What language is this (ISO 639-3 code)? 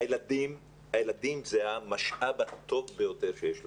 heb